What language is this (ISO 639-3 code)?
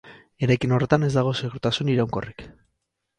eus